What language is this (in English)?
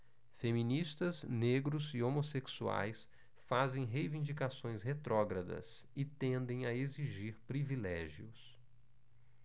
Portuguese